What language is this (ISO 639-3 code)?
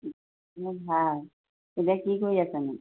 asm